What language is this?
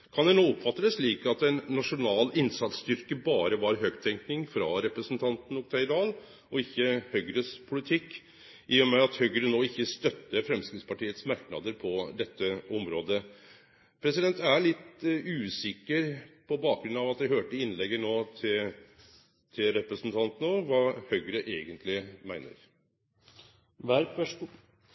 Norwegian Nynorsk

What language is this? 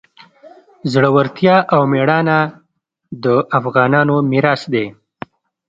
Pashto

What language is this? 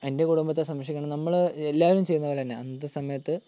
Malayalam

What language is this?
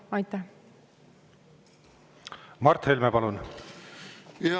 Estonian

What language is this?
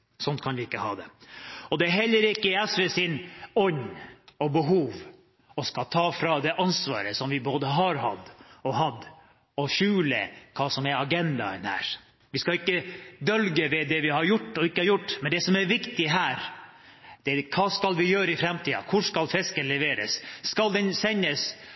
Norwegian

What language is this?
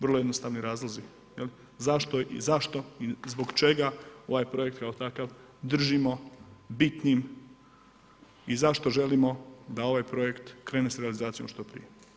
Croatian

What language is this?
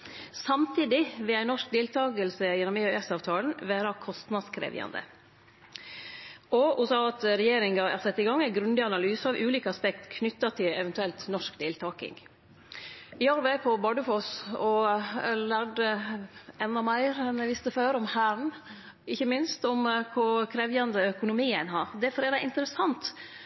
Norwegian Nynorsk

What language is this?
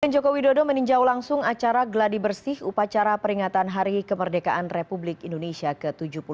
Indonesian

